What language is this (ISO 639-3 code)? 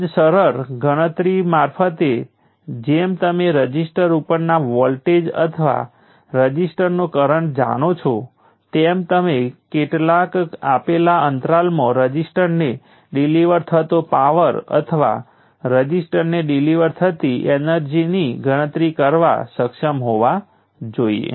guj